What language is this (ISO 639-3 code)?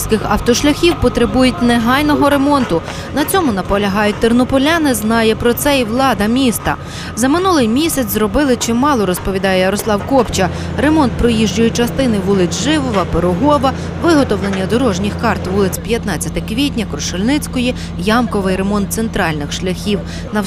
ukr